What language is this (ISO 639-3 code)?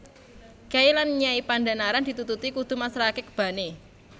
jav